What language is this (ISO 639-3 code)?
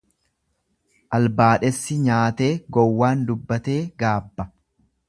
orm